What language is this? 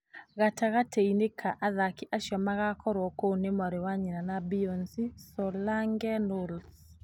Kikuyu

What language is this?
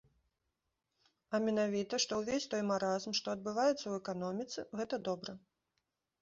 Belarusian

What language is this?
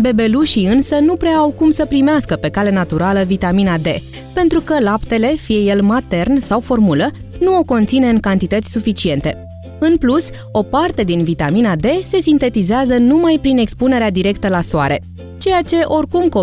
Romanian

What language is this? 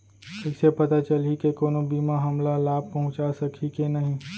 Chhattisgarhi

